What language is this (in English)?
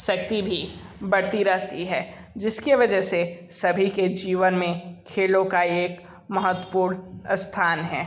Hindi